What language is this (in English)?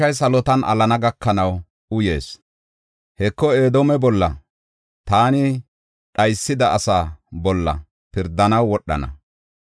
Gofa